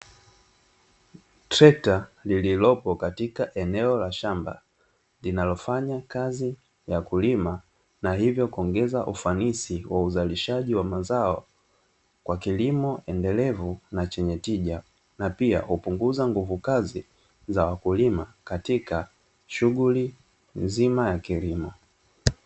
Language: Swahili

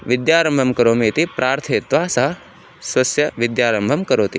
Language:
Sanskrit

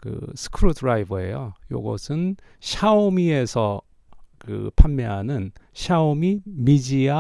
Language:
Korean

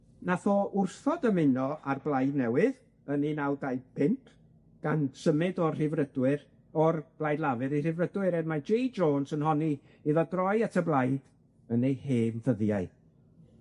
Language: Welsh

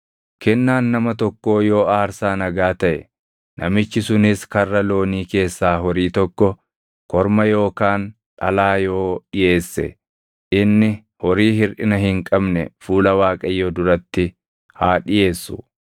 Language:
Oromo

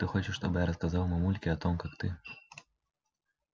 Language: Russian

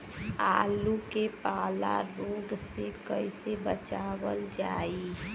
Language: Bhojpuri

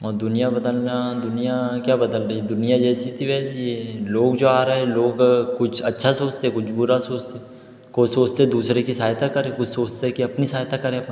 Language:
Hindi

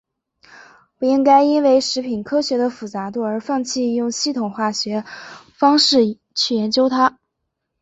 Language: Chinese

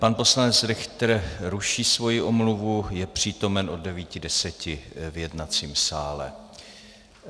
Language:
Czech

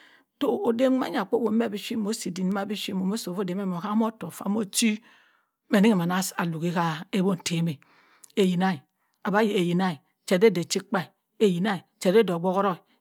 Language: Cross River Mbembe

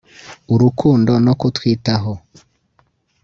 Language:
Kinyarwanda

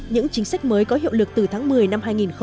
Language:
Vietnamese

